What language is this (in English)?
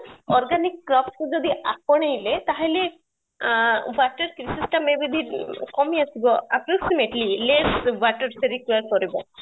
Odia